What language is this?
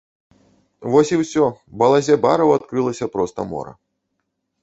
Belarusian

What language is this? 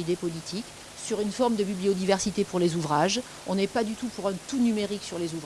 French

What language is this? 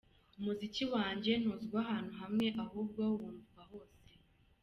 Kinyarwanda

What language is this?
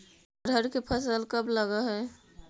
Magahi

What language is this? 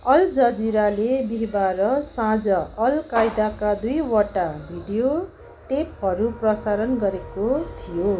Nepali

